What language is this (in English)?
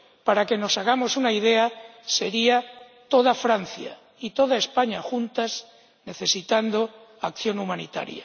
Spanish